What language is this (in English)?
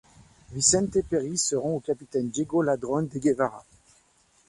French